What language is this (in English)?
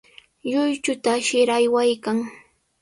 Sihuas Ancash Quechua